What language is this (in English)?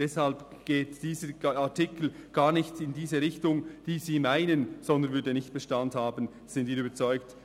Swiss German